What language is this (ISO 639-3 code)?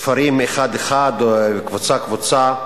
heb